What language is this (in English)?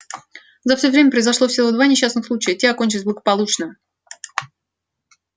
Russian